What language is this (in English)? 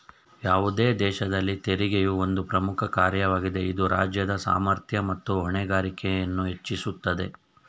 Kannada